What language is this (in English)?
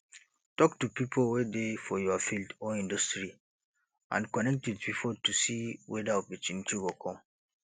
Nigerian Pidgin